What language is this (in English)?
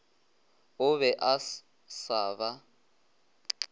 Northern Sotho